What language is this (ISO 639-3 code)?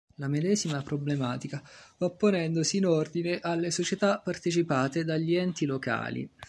ita